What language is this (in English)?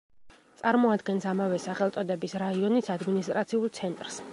Georgian